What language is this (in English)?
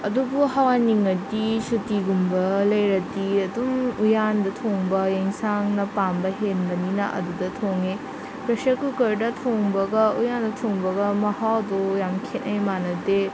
Manipuri